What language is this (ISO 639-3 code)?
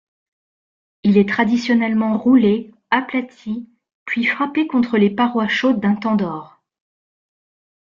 fra